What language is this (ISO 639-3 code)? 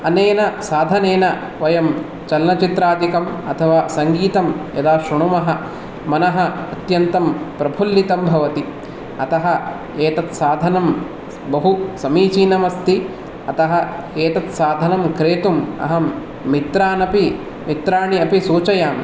san